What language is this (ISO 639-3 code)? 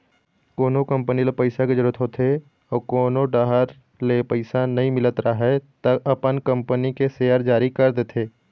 hne